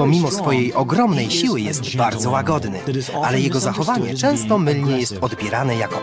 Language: Polish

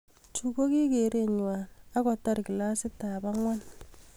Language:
Kalenjin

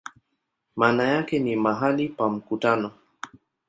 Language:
Swahili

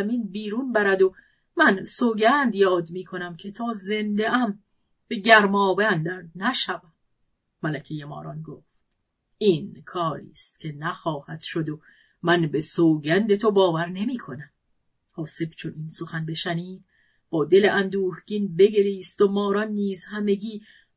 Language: Persian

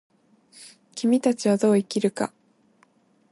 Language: Japanese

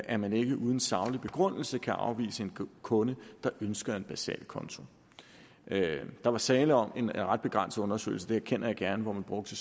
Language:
Danish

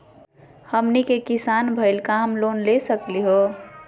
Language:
Magahi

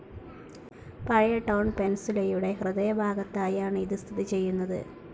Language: Malayalam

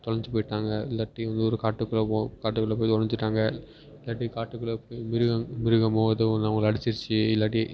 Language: Tamil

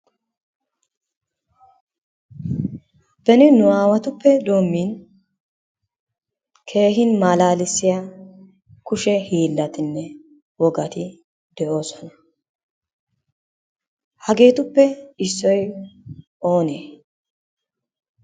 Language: Wolaytta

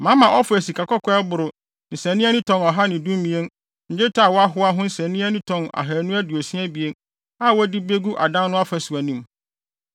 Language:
Akan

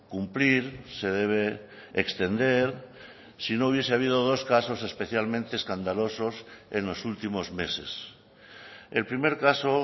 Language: Spanish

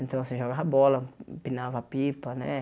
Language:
Portuguese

